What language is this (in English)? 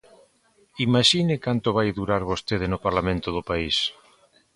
Galician